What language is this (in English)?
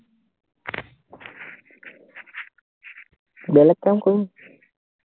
Assamese